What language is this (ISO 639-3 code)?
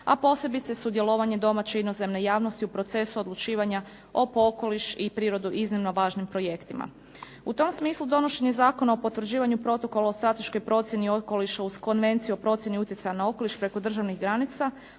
hrv